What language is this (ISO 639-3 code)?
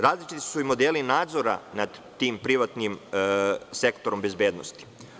srp